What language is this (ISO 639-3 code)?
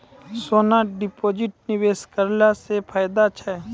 mai